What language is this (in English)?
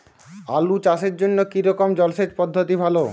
Bangla